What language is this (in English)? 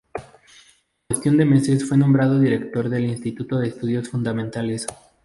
Spanish